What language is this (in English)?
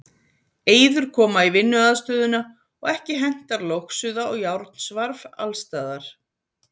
Icelandic